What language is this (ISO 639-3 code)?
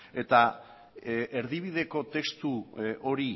eus